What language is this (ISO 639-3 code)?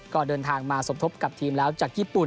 tha